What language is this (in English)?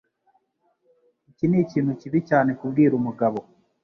Kinyarwanda